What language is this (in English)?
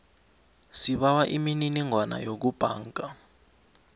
South Ndebele